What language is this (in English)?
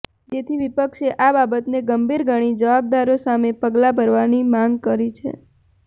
Gujarati